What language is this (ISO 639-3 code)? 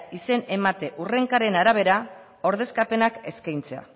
eus